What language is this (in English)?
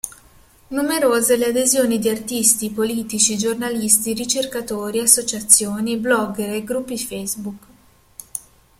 Italian